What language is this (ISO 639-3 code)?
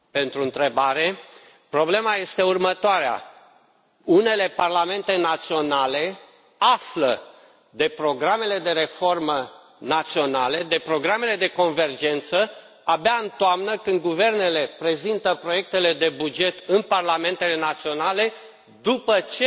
ron